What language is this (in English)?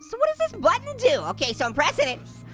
English